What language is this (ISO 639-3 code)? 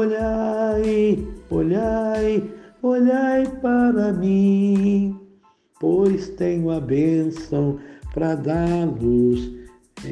por